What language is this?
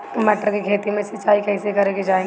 Bhojpuri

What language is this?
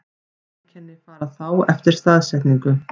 Icelandic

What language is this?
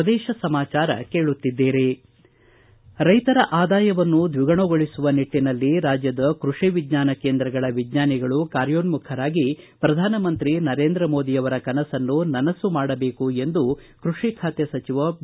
Kannada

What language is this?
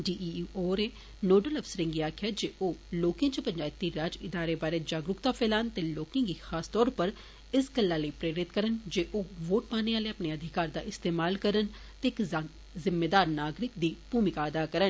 Dogri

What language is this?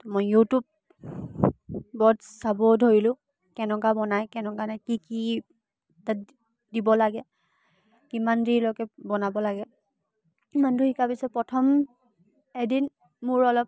Assamese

